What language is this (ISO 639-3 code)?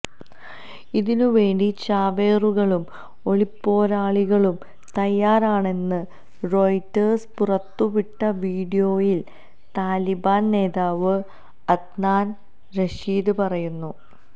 mal